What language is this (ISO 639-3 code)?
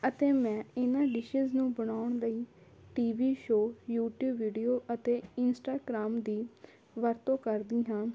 pan